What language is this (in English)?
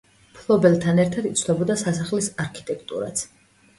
Georgian